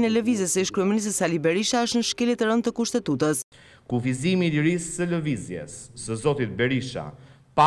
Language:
Romanian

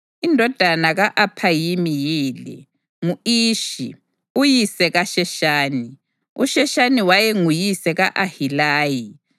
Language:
North Ndebele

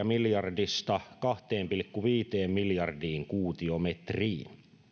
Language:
Finnish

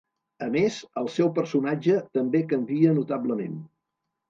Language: Catalan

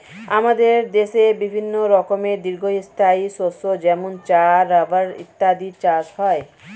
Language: Bangla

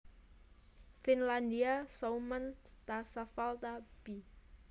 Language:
Javanese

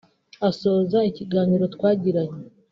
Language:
Kinyarwanda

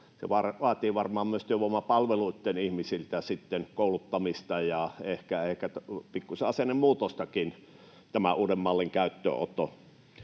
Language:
Finnish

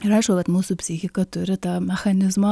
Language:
Lithuanian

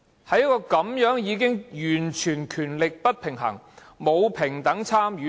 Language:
Cantonese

